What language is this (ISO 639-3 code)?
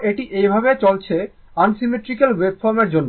ben